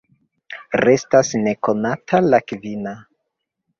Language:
Esperanto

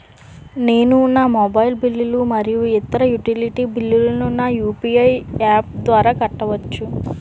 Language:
Telugu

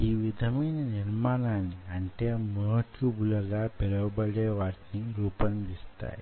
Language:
Telugu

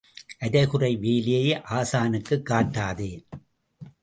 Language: Tamil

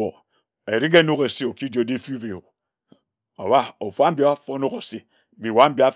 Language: Ejagham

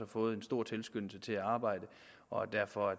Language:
Danish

